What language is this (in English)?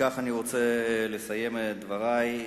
Hebrew